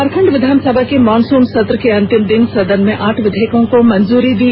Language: Hindi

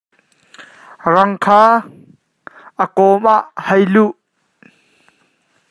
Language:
Hakha Chin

